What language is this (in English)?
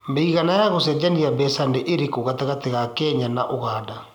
Kikuyu